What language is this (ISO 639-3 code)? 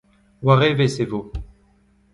bre